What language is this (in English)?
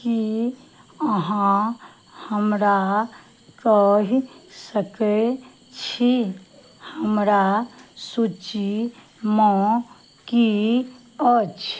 Maithili